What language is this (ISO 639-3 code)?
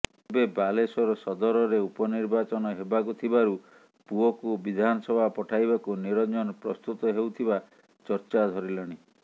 ori